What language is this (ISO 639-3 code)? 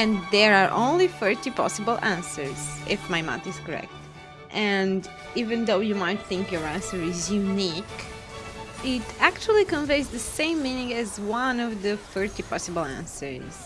eng